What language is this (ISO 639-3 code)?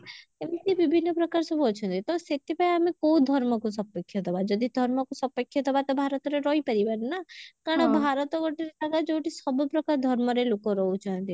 ori